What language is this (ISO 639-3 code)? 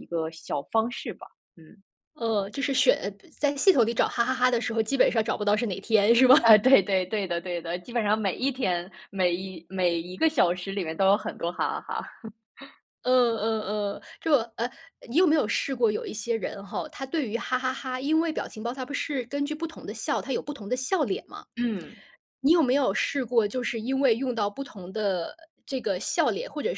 zho